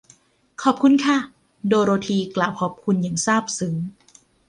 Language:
Thai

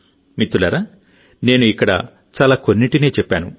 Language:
Telugu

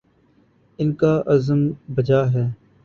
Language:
Urdu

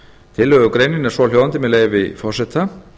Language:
Icelandic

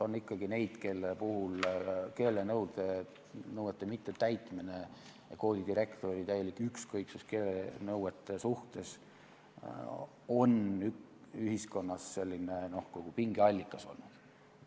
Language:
Estonian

